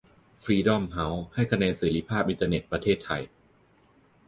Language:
Thai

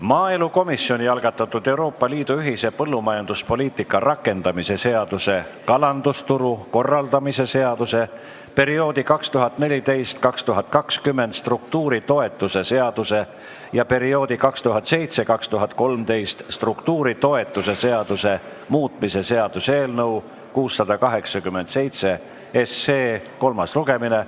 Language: Estonian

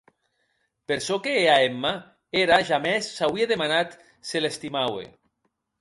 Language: Occitan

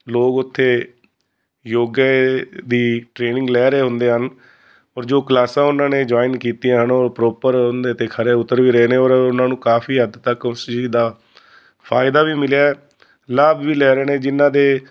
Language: Punjabi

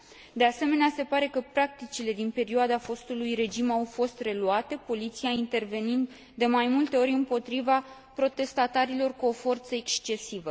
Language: Romanian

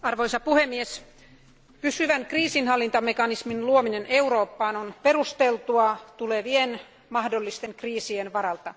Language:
Finnish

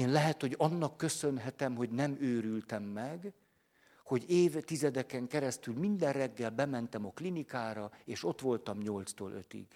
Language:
Hungarian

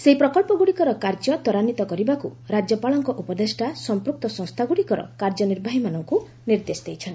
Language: Odia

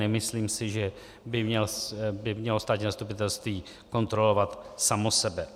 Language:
Czech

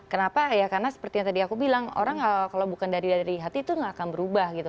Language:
Indonesian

